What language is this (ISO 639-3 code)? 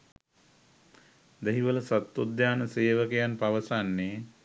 sin